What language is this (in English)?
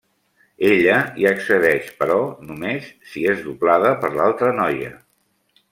Catalan